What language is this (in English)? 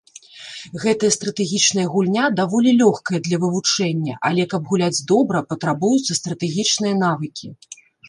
Belarusian